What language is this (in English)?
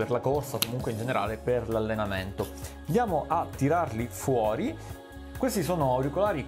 Italian